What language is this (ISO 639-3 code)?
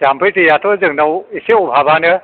brx